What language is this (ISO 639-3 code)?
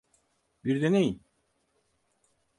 tur